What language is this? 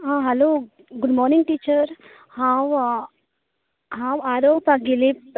Konkani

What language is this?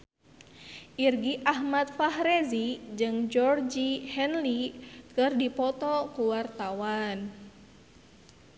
Sundanese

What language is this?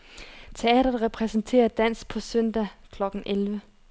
Danish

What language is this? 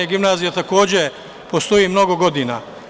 Serbian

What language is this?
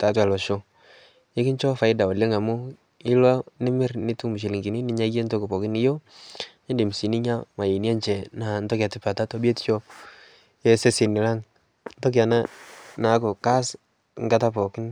Masai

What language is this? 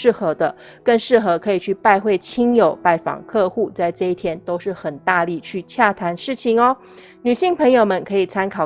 Chinese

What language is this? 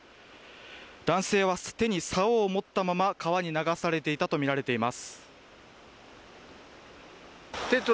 Japanese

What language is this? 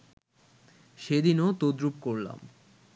Bangla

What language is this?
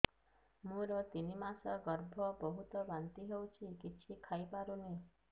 Odia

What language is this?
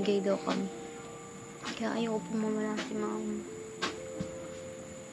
Filipino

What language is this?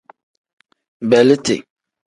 Tem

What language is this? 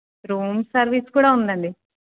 Telugu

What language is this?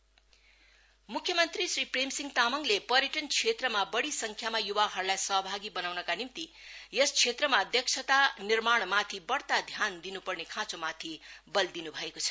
Nepali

